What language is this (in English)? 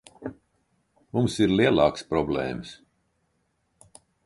Latvian